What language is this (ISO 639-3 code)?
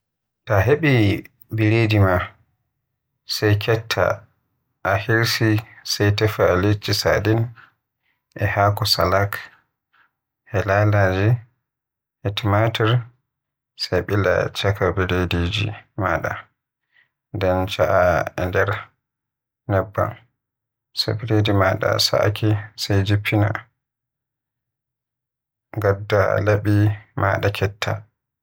fuh